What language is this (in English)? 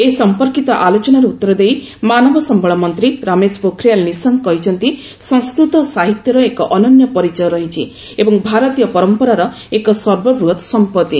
Odia